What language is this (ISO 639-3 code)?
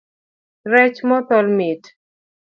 luo